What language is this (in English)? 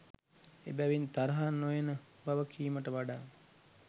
Sinhala